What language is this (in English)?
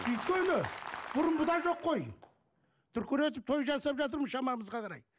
Kazakh